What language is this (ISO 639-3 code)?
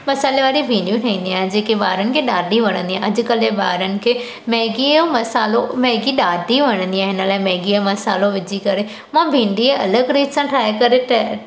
snd